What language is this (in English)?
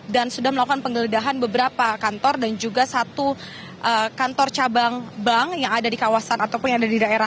Indonesian